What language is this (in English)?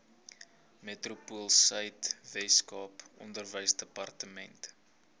Afrikaans